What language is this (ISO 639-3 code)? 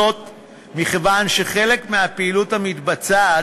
heb